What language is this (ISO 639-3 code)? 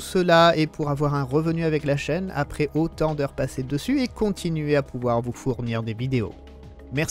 fra